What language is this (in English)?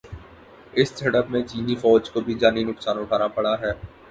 Urdu